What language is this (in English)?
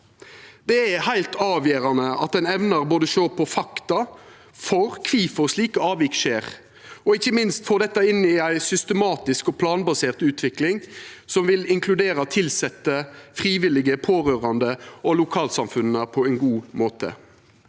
Norwegian